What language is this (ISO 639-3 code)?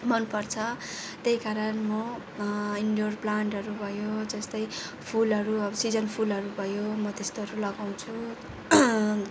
nep